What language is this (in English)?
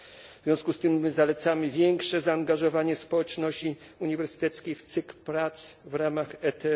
Polish